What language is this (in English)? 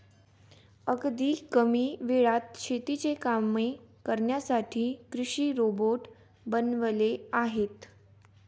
Marathi